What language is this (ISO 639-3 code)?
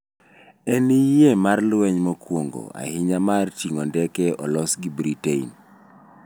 luo